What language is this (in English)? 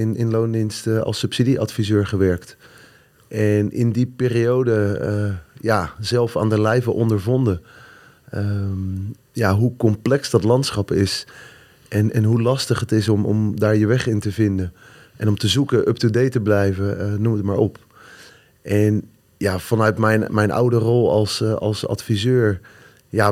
Dutch